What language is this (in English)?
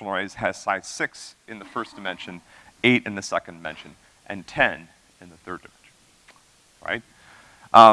English